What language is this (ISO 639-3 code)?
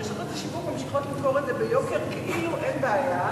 heb